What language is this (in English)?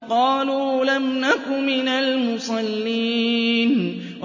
Arabic